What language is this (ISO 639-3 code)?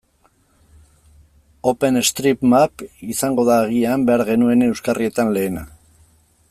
eus